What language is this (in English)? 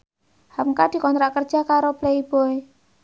Javanese